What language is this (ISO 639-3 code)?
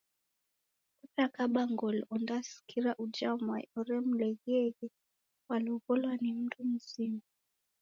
dav